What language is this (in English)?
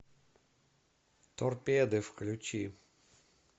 Russian